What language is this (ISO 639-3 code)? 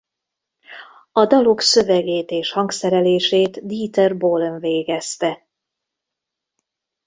hun